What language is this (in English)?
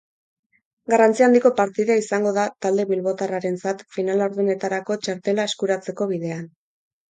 Basque